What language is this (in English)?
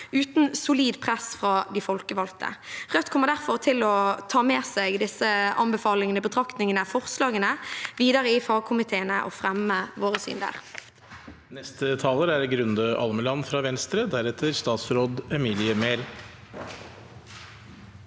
Norwegian